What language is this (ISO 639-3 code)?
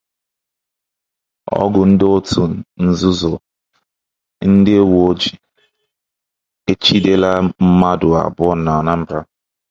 ibo